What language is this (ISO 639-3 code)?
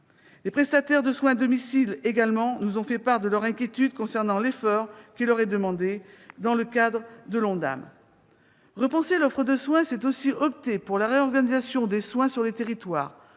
fra